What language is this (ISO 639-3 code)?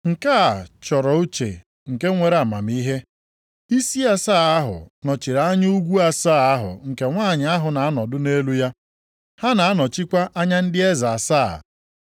ibo